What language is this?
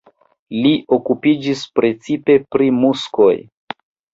Esperanto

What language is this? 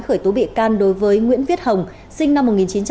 Vietnamese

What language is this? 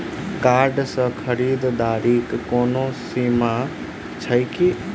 Maithili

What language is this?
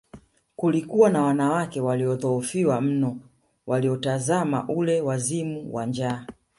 Swahili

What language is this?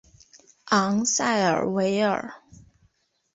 Chinese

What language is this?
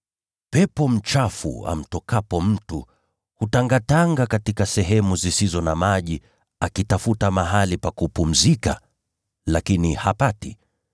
Swahili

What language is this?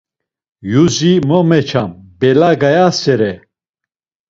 Laz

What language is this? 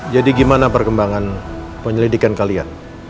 Indonesian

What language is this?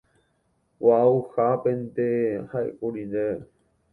Guarani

